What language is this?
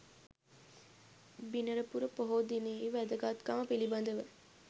Sinhala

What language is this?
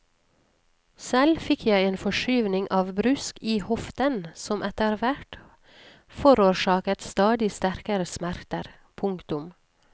Norwegian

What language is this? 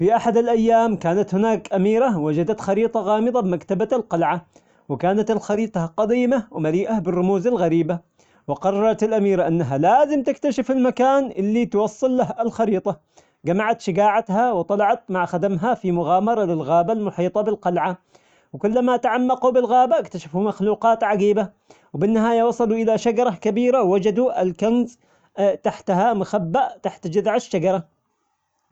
Omani Arabic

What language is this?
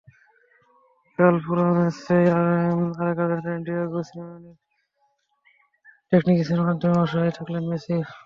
Bangla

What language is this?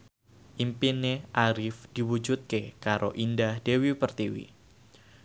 Javanese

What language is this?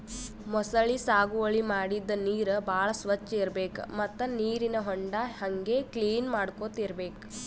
Kannada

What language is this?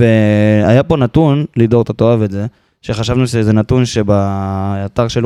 Hebrew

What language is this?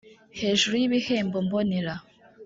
Kinyarwanda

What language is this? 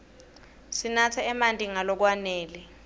Swati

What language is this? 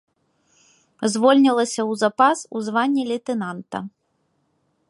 Belarusian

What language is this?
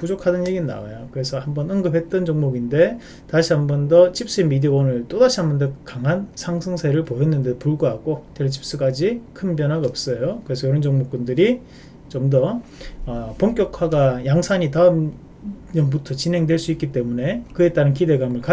Korean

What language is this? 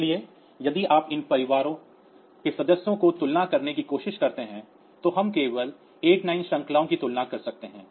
Hindi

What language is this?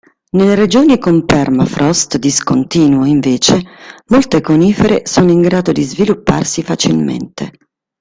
Italian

